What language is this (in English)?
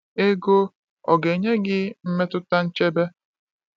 Igbo